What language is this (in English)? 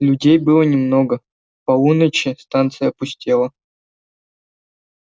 Russian